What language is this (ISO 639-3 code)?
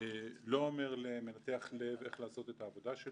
heb